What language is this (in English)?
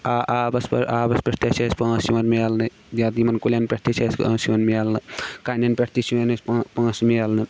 Kashmiri